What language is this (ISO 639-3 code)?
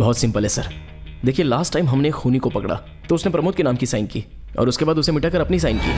hin